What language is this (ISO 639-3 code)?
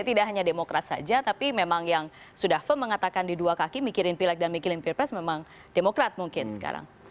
ind